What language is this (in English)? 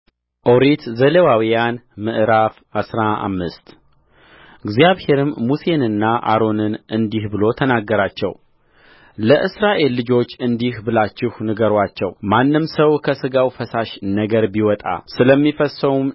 Amharic